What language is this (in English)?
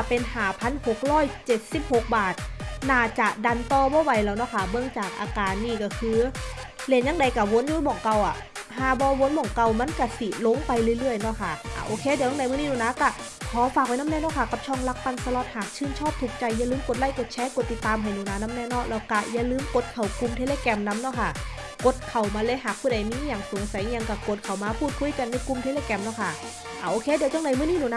Thai